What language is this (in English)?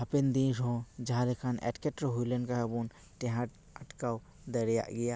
Santali